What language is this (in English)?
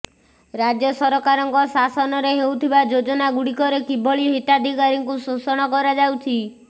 Odia